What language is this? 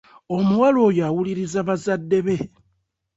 Ganda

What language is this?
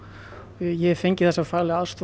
Icelandic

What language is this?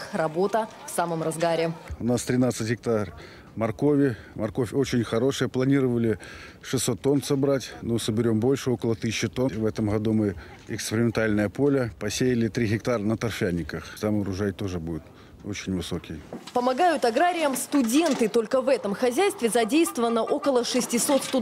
Russian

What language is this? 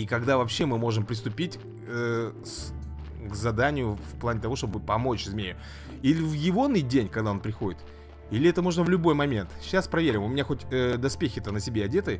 Russian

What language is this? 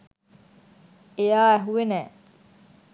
Sinhala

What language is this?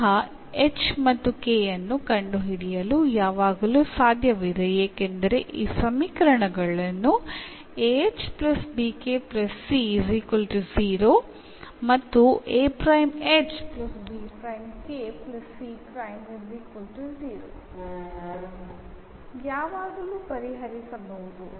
Kannada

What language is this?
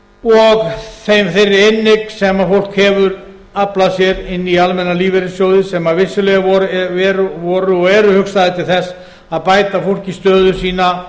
Icelandic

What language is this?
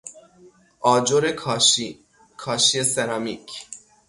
Persian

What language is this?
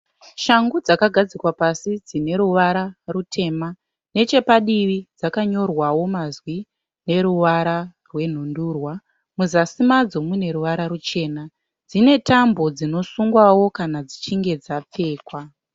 Shona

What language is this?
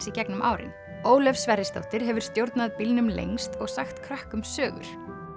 Icelandic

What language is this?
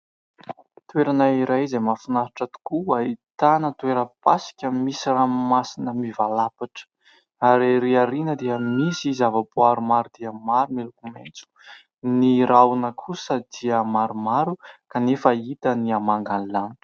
Malagasy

